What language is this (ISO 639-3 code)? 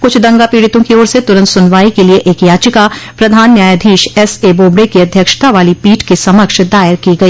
hin